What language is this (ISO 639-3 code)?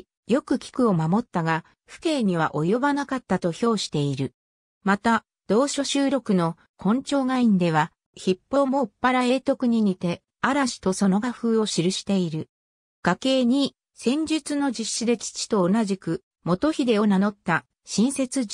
jpn